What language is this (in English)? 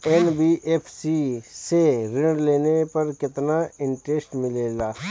Bhojpuri